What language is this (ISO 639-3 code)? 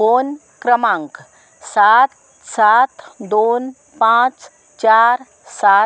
kok